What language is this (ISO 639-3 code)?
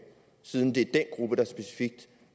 dan